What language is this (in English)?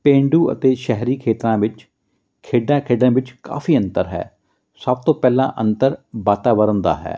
Punjabi